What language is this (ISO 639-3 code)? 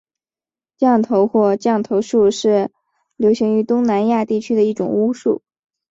zho